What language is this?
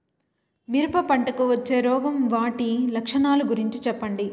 Telugu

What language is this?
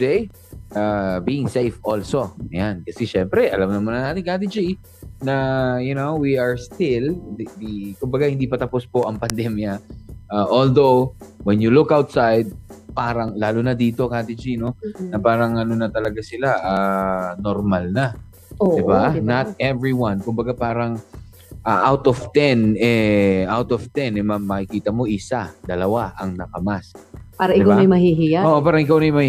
Filipino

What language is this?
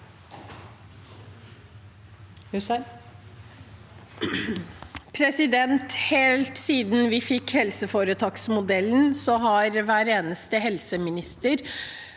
Norwegian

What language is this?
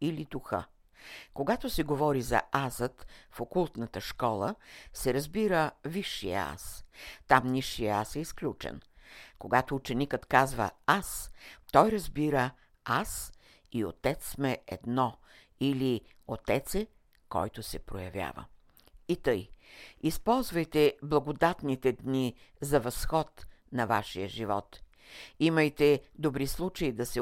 Bulgarian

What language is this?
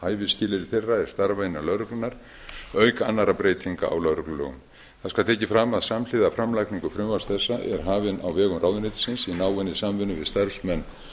Icelandic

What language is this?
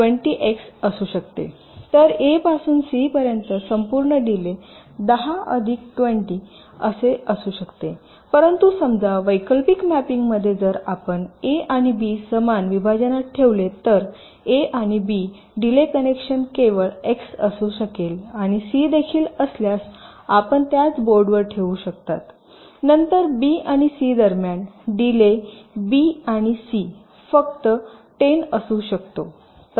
Marathi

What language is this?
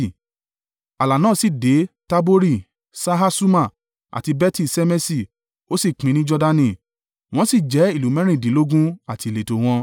Yoruba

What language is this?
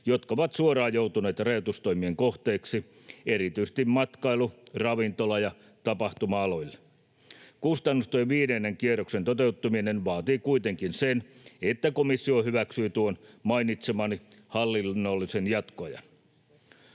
Finnish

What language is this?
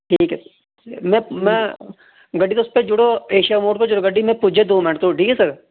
Dogri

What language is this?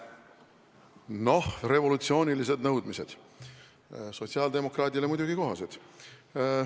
Estonian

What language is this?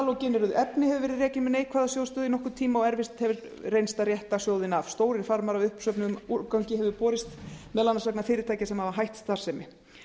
Icelandic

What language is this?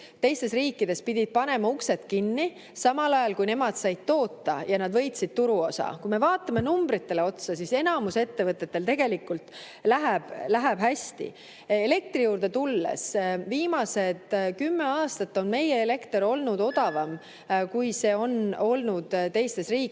Estonian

